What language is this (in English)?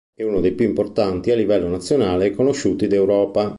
Italian